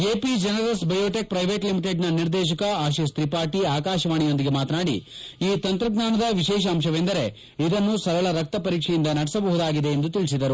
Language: Kannada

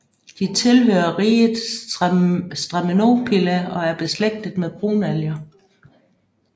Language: Danish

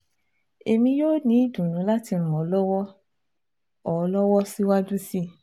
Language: Yoruba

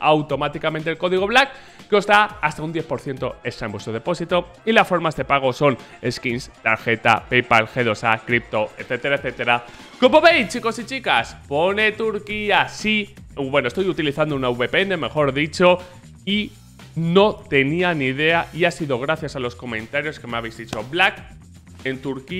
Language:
Spanish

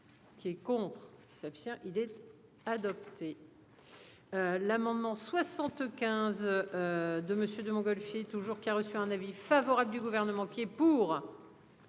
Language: French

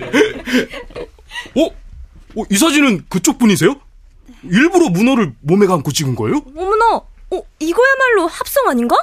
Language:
Korean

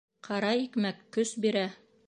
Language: Bashkir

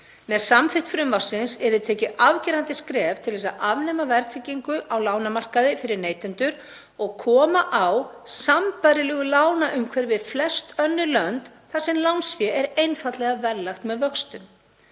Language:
Icelandic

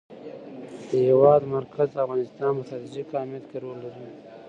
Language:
Pashto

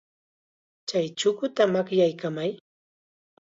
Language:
Chiquián Ancash Quechua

